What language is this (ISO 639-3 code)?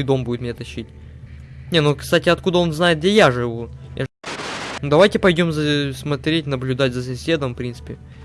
rus